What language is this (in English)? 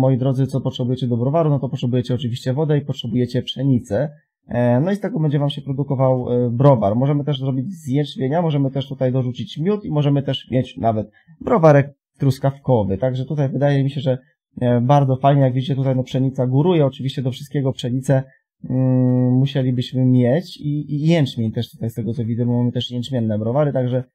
Polish